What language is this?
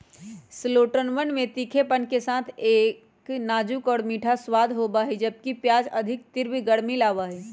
Magahi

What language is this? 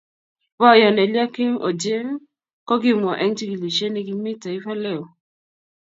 Kalenjin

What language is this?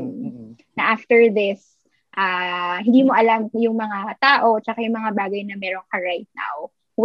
Filipino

